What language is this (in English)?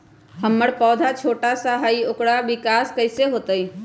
Magahi